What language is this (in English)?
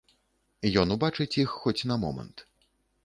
Belarusian